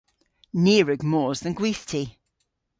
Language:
Cornish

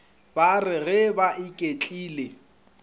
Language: Northern Sotho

